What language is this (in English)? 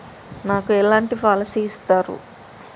Telugu